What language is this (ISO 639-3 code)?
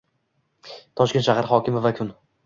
uzb